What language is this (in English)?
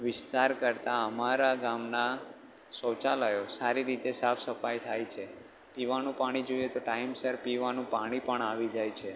Gujarati